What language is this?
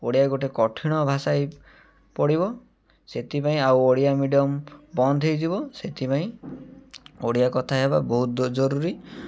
Odia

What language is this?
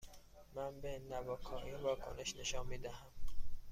Persian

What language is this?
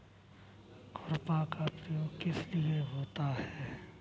Hindi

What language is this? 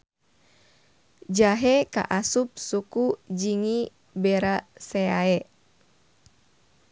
Sundanese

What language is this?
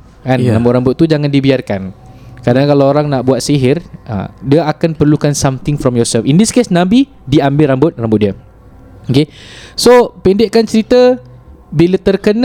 Malay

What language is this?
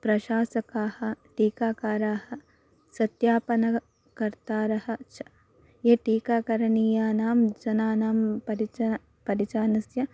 Sanskrit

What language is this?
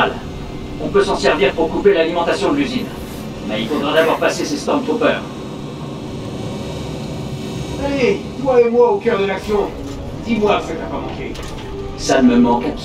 French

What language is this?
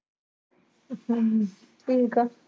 Punjabi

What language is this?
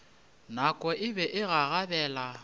Northern Sotho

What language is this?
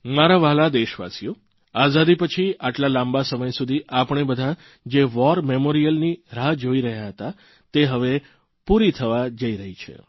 Gujarati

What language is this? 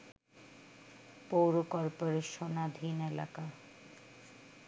Bangla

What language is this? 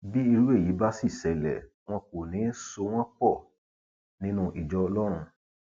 Yoruba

